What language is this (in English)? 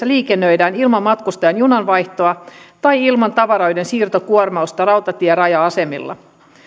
Finnish